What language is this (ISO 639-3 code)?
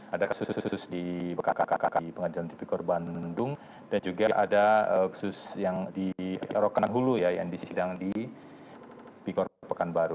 ind